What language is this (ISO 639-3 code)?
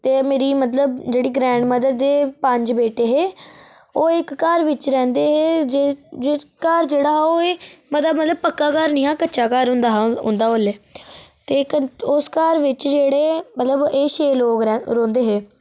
doi